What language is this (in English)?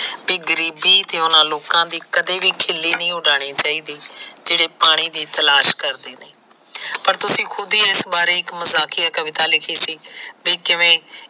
Punjabi